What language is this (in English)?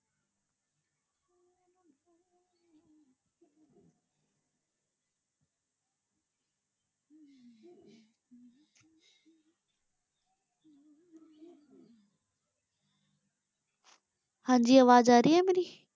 Punjabi